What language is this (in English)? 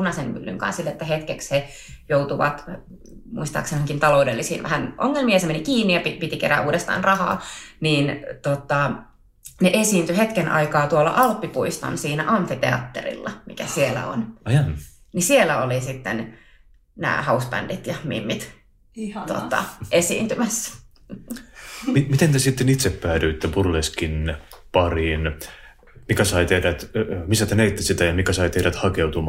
Finnish